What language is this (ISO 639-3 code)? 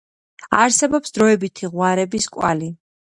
kat